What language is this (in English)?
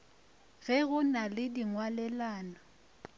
Northern Sotho